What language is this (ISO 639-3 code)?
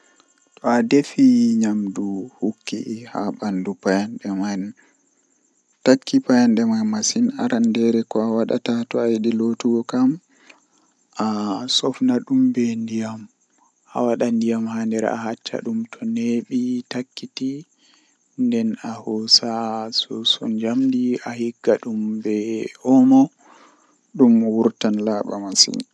fuh